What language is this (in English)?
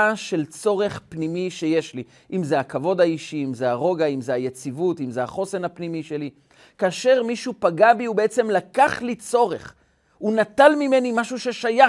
Hebrew